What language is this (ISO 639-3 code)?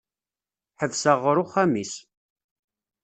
kab